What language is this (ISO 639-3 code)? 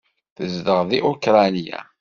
kab